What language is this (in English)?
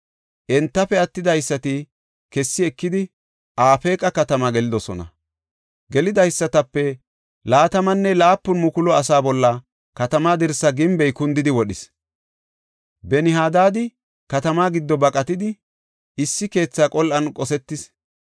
Gofa